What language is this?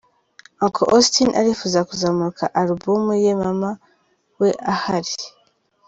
Kinyarwanda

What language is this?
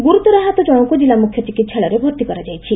Odia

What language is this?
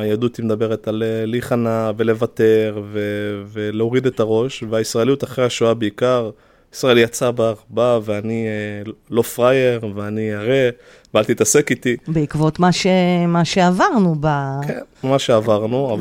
Hebrew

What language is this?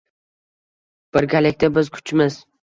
Uzbek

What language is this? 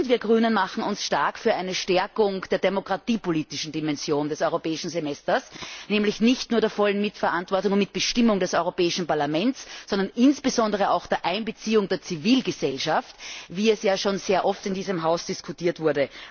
German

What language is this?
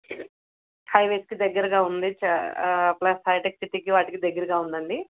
Telugu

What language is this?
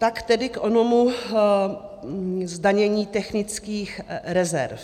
Czech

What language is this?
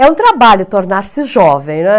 Portuguese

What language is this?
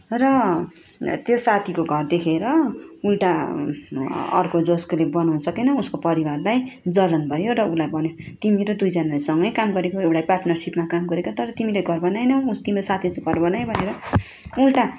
Nepali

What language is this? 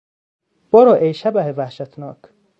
Persian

